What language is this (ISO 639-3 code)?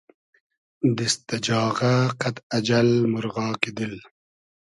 haz